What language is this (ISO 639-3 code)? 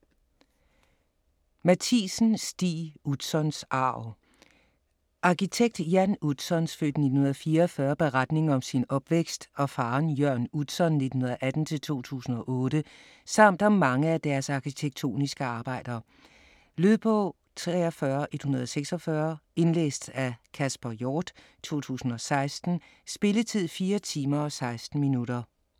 dan